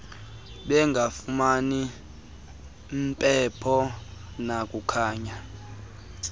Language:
Xhosa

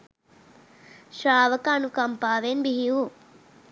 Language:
Sinhala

